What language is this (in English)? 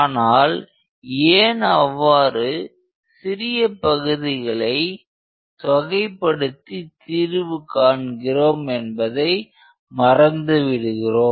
Tamil